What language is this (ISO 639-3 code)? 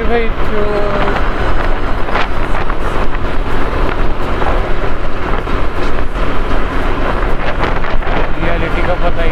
mar